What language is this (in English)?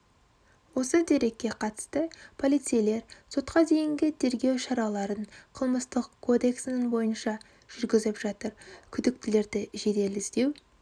Kazakh